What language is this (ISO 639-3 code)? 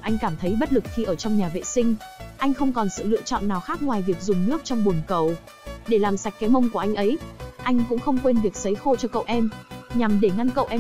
vie